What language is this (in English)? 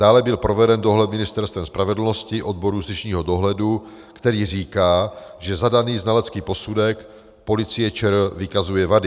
Czech